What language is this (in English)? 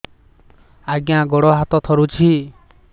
Odia